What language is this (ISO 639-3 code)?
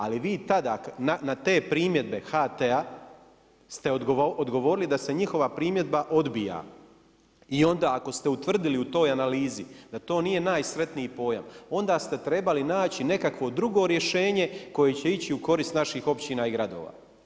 hrv